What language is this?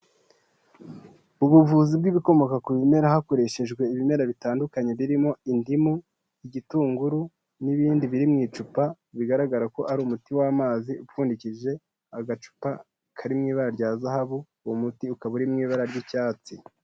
Kinyarwanda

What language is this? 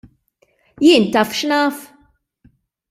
Maltese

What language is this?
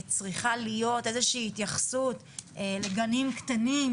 Hebrew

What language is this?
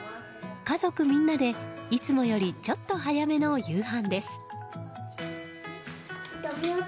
Japanese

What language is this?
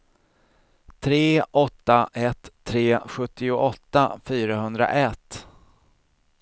Swedish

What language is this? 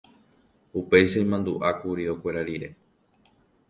Guarani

